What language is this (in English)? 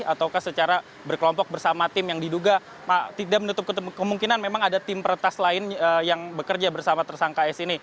Indonesian